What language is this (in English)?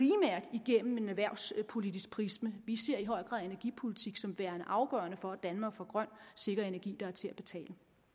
Danish